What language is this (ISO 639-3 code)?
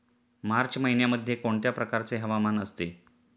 mar